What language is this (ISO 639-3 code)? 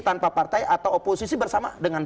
ind